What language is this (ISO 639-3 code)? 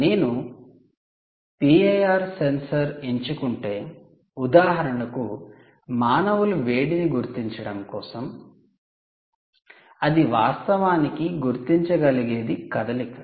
tel